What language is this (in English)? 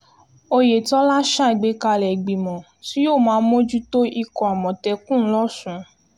Yoruba